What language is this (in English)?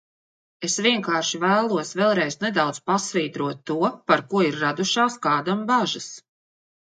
Latvian